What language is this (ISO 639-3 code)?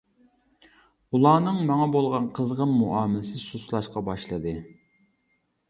uig